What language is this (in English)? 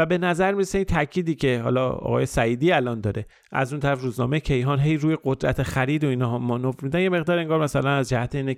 Persian